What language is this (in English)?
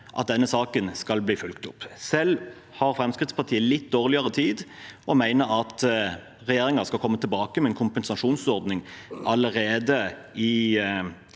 Norwegian